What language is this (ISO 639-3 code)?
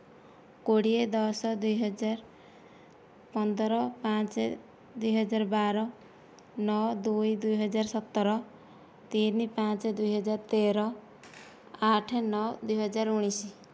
ori